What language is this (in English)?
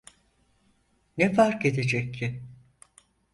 Turkish